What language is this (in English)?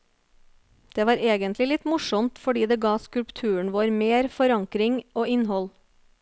Norwegian